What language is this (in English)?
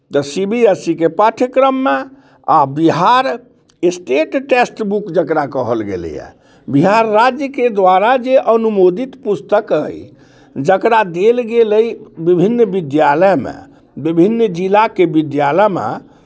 Maithili